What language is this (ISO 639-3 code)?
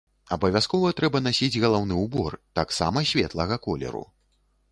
bel